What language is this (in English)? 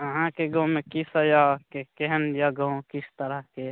Maithili